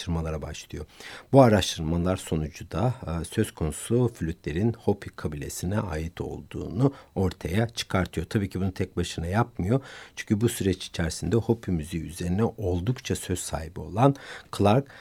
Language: Turkish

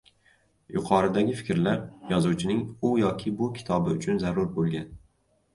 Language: Uzbek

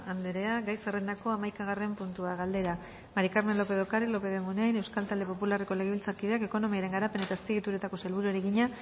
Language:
Basque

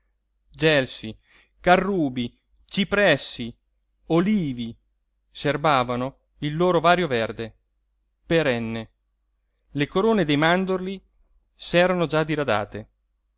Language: Italian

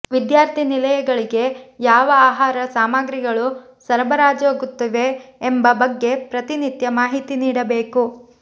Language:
Kannada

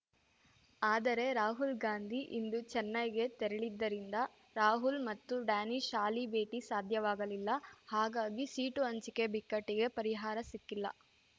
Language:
Kannada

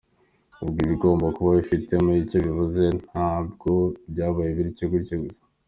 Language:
Kinyarwanda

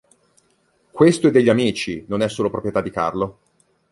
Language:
Italian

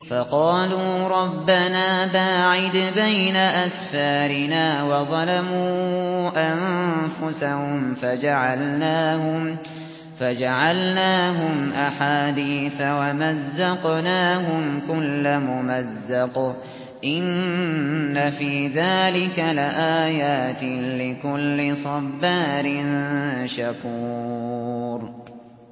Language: Arabic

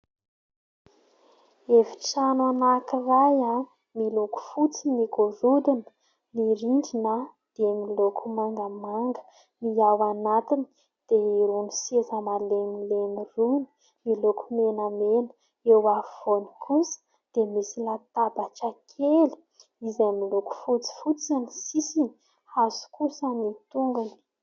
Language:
Malagasy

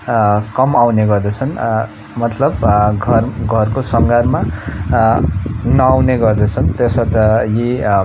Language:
Nepali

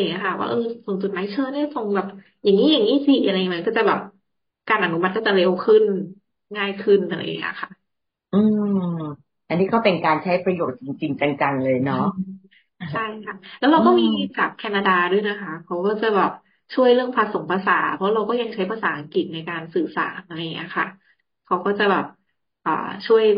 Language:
Thai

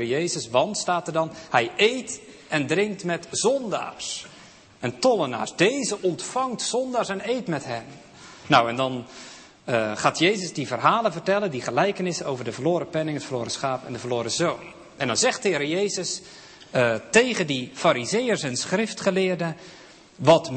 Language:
Dutch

